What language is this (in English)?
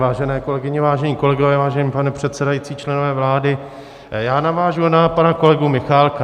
Czech